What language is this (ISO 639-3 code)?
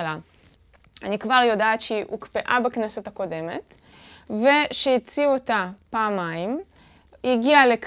heb